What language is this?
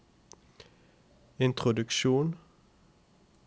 Norwegian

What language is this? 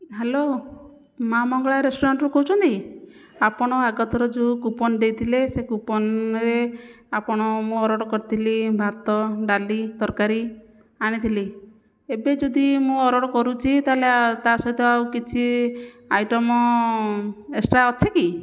Odia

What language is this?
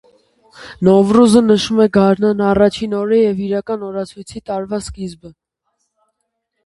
Armenian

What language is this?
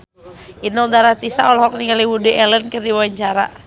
Sundanese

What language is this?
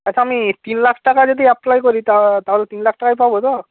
Bangla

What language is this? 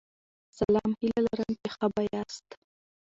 Pashto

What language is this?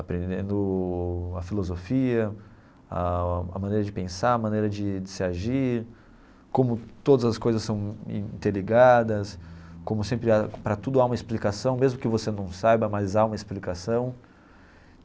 Portuguese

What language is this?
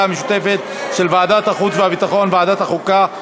Hebrew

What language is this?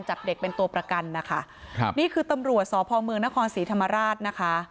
Thai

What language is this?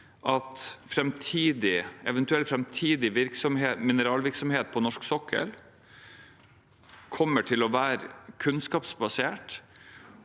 Norwegian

